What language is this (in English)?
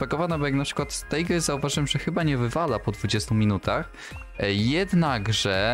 Polish